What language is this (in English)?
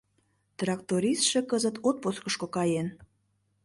Mari